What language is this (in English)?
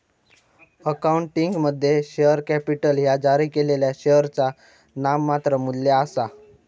Marathi